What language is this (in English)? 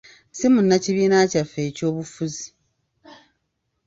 Ganda